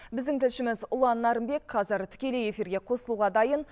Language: Kazakh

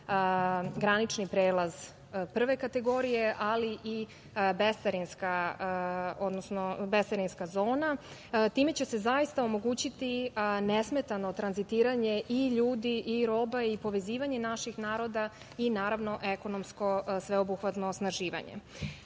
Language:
Serbian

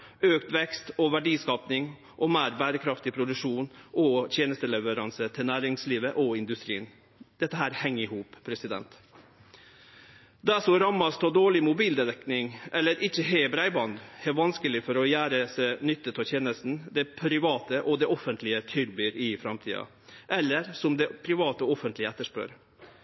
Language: Norwegian Nynorsk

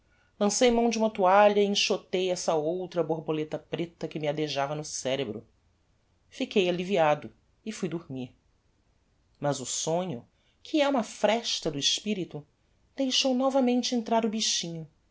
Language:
Portuguese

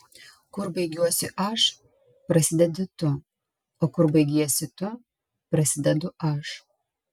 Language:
Lithuanian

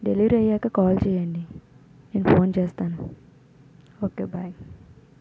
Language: Telugu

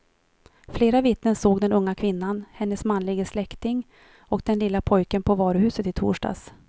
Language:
Swedish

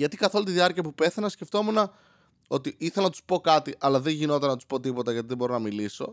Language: Greek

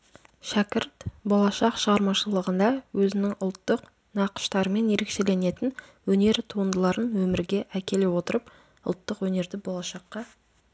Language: Kazakh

